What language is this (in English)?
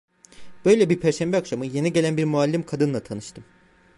Turkish